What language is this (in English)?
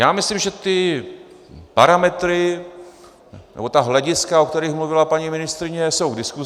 Czech